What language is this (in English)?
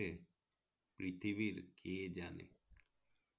Bangla